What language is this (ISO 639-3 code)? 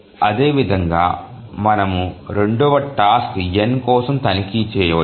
tel